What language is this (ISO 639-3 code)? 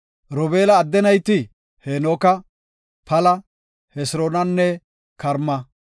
gof